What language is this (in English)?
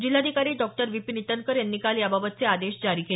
Marathi